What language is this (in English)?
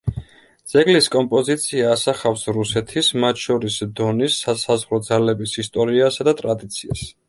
Georgian